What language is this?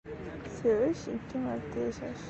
Uzbek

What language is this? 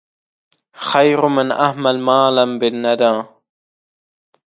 Arabic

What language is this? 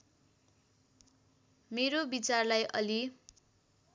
Nepali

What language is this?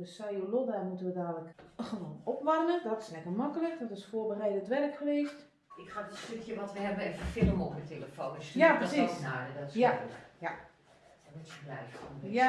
Dutch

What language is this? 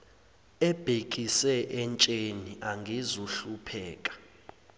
Zulu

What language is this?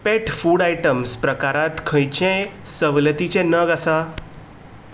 Konkani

